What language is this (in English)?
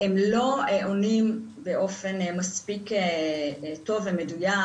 Hebrew